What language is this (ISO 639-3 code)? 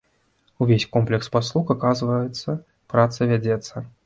bel